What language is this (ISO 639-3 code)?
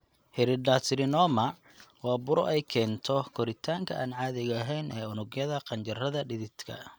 som